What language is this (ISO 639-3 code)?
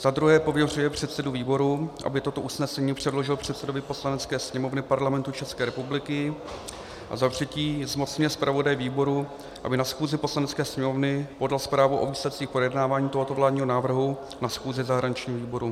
ces